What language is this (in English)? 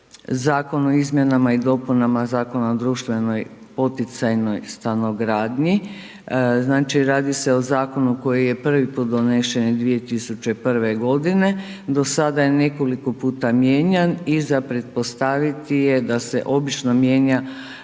Croatian